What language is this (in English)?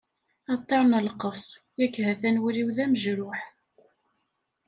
Kabyle